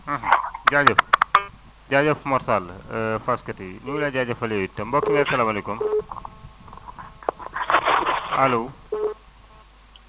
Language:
Wolof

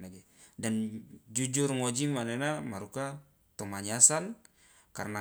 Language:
Loloda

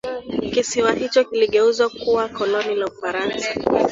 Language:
Swahili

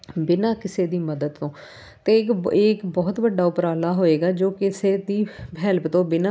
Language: Punjabi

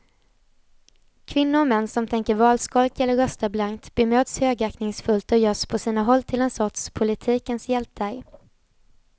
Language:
Swedish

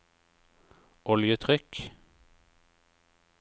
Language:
Norwegian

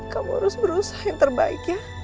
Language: Indonesian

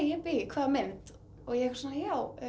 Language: Icelandic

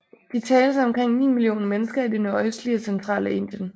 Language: Danish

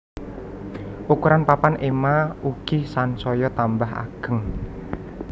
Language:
Javanese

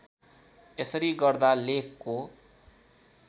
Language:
Nepali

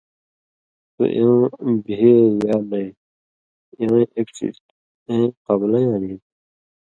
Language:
Indus Kohistani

